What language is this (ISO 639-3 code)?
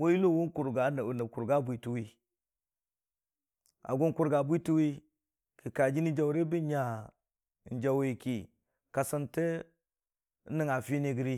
cfa